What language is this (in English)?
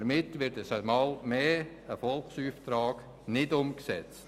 Swiss German